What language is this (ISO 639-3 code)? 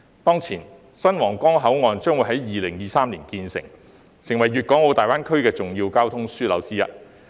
yue